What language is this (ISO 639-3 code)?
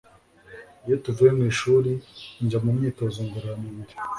kin